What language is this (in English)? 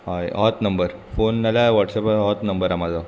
Konkani